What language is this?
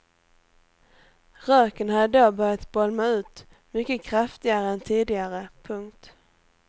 Swedish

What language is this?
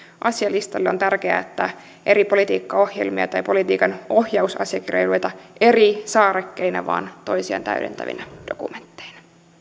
Finnish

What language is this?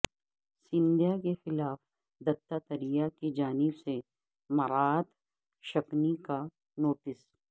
Urdu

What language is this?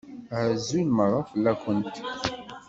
Kabyle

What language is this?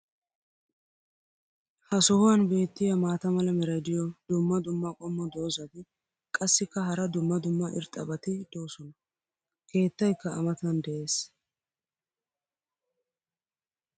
Wolaytta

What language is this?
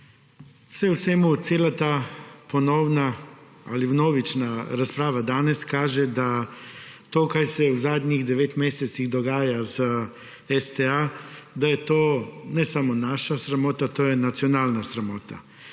Slovenian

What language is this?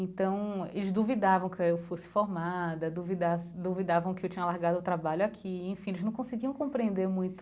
Portuguese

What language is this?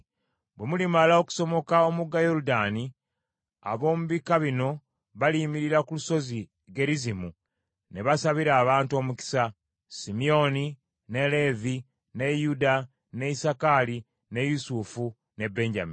Ganda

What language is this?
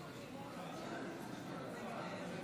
Hebrew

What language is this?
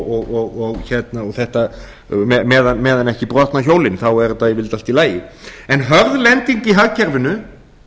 Icelandic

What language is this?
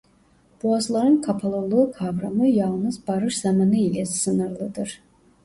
Turkish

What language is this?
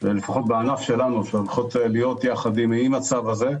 Hebrew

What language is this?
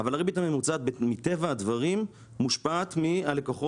Hebrew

